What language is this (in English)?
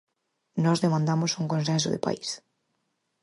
Galician